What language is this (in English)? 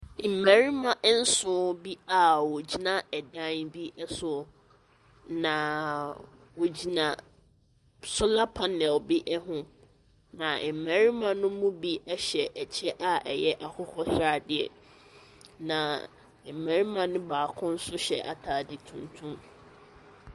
Akan